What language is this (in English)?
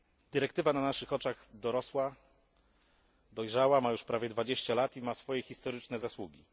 Polish